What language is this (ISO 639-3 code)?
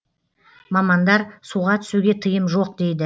kaz